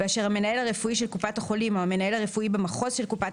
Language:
Hebrew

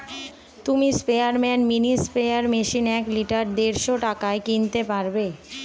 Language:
Bangla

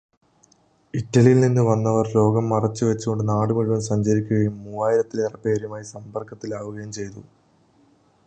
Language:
Malayalam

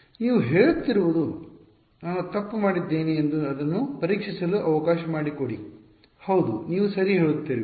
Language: Kannada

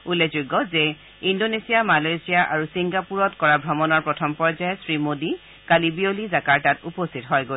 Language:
Assamese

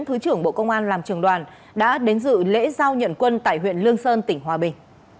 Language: Vietnamese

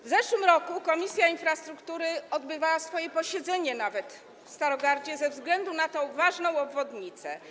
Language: Polish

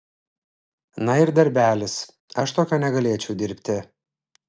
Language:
Lithuanian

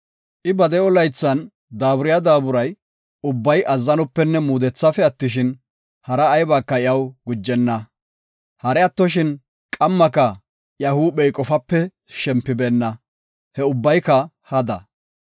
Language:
Gofa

